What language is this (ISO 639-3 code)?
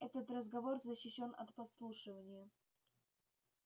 rus